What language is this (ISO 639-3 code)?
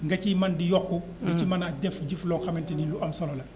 wol